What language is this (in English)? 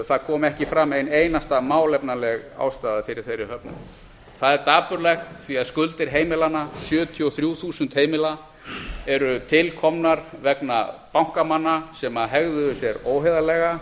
Icelandic